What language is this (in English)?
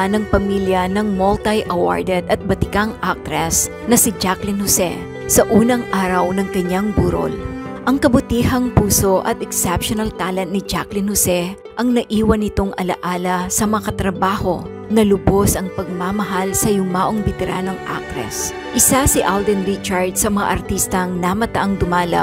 Filipino